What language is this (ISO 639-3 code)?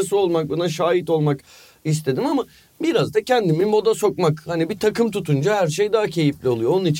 tur